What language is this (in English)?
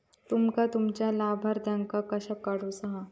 Marathi